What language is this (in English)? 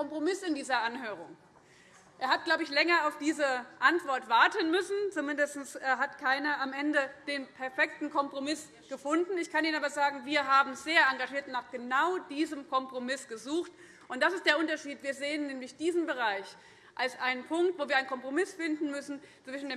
German